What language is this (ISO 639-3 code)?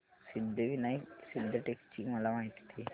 mar